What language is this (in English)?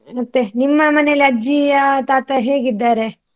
Kannada